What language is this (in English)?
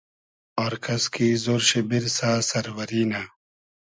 Hazaragi